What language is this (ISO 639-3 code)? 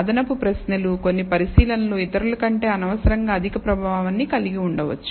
tel